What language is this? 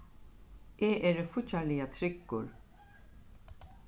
Faroese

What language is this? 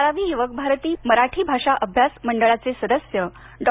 Marathi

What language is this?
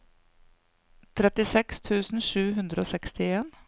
Norwegian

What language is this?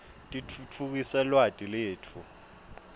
Swati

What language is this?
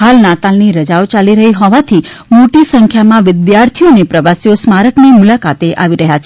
Gujarati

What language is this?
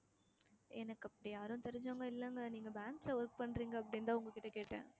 Tamil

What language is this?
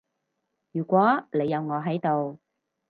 Cantonese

